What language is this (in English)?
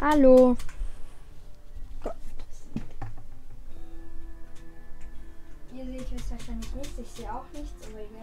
German